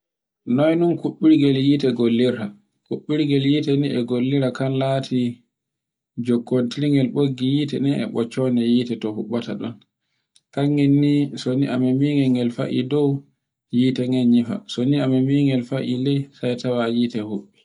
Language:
Borgu Fulfulde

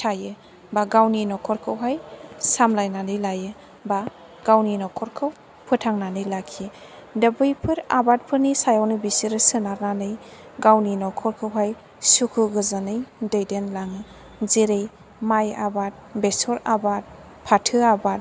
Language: Bodo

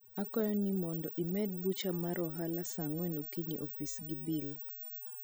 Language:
Luo (Kenya and Tanzania)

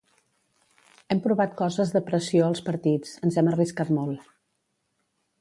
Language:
Catalan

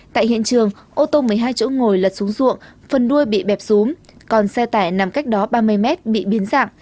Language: Vietnamese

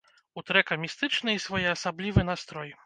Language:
Belarusian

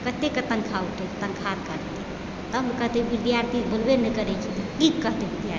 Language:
Maithili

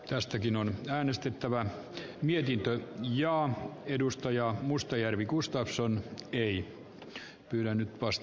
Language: Finnish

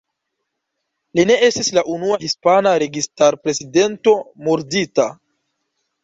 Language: Esperanto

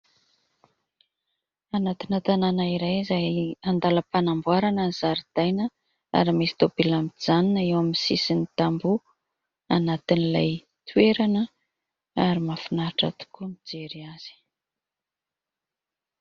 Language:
Malagasy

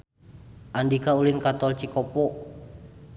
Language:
Sundanese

